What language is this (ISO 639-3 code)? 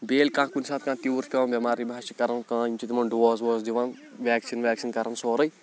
kas